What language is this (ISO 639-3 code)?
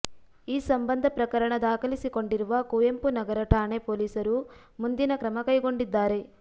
kan